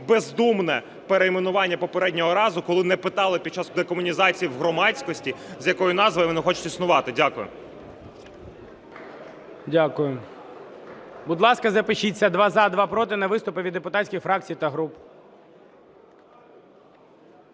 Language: Ukrainian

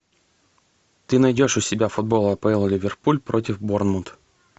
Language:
Russian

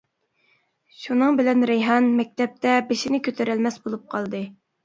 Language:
Uyghur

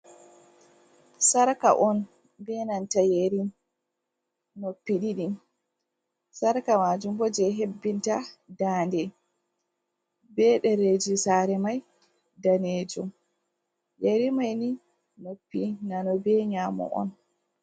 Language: Fula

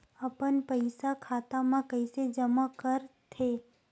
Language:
Chhattisgarhi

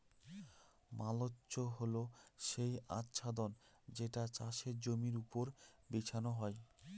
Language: Bangla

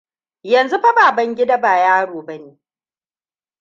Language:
Hausa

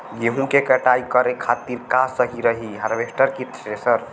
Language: Bhojpuri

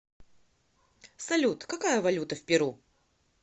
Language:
Russian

